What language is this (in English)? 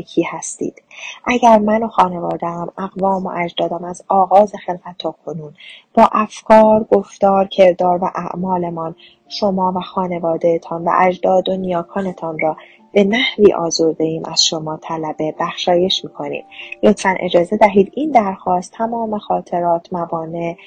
Persian